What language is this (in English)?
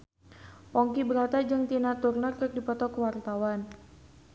Sundanese